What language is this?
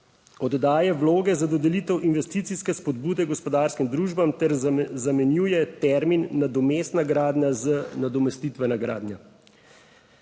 Slovenian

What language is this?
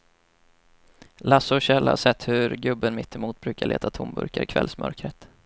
Swedish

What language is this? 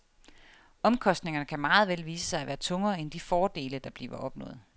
Danish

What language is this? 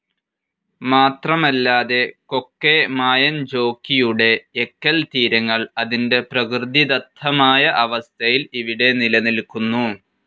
Malayalam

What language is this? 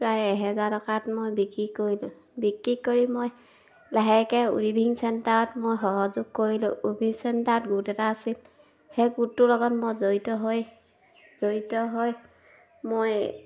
Assamese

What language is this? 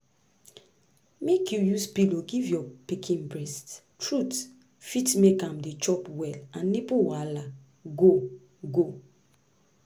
Nigerian Pidgin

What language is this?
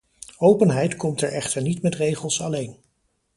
Dutch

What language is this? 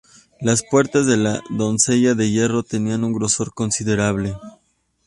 Spanish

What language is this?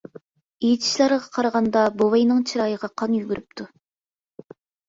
Uyghur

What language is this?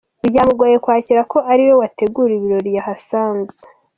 Kinyarwanda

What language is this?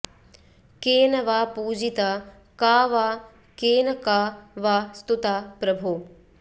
Sanskrit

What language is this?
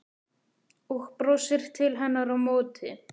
Icelandic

